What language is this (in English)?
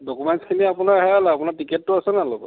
Assamese